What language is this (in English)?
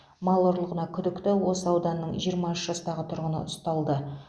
Kazakh